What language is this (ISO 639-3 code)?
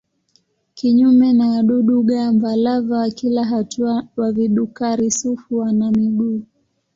swa